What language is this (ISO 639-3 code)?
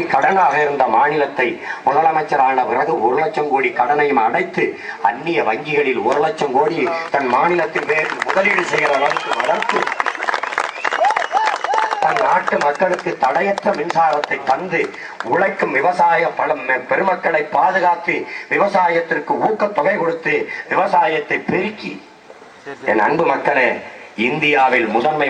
tam